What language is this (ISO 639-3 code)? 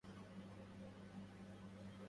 ara